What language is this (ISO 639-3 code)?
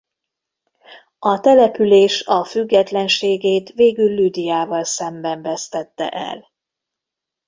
hun